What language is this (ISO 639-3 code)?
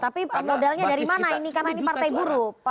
ind